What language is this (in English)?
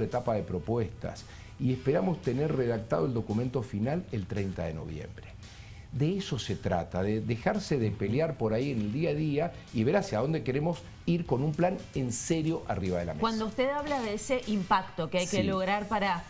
Spanish